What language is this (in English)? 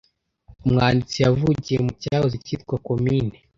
Kinyarwanda